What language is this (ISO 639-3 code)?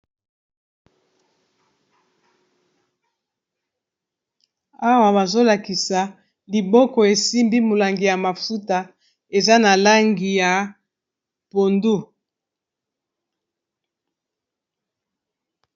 lin